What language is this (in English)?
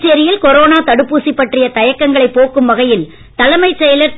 Tamil